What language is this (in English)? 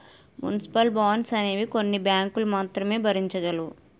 Telugu